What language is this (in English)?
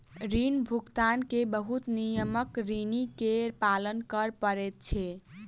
Maithili